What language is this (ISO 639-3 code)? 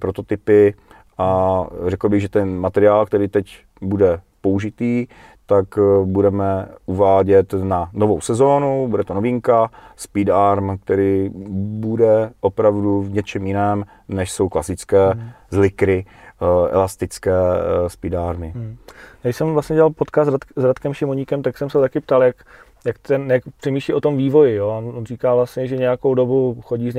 ces